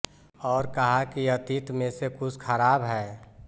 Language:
Hindi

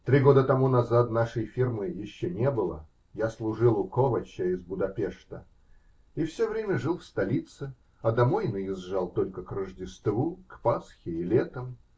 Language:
Russian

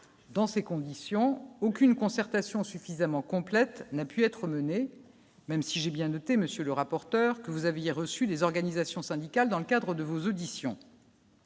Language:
French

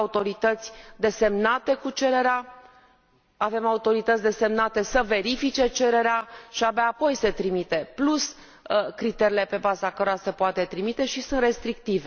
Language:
Romanian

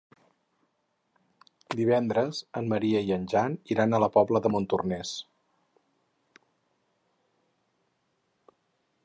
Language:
Catalan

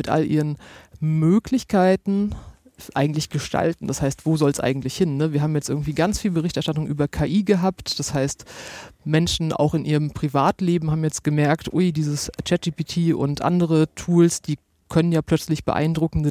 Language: German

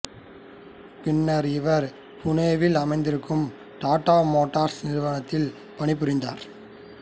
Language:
Tamil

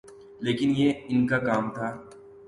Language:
Urdu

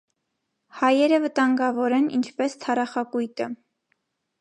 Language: Armenian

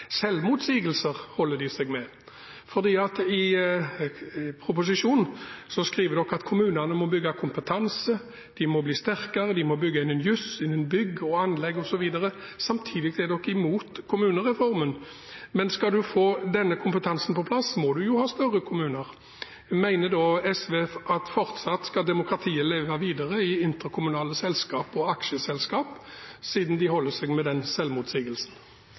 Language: Norwegian Bokmål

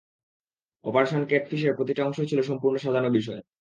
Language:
Bangla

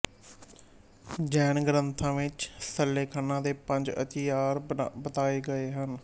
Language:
Punjabi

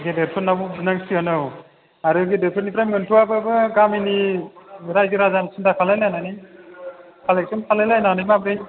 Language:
Bodo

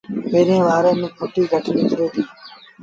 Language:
Sindhi Bhil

